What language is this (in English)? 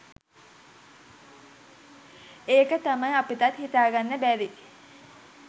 Sinhala